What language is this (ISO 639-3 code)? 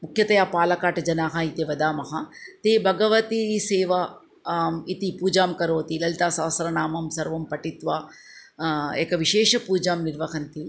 san